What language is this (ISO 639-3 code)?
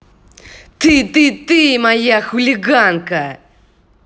rus